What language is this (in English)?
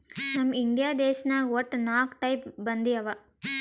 Kannada